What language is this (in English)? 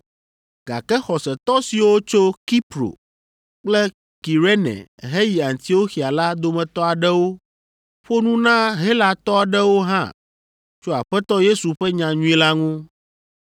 Ewe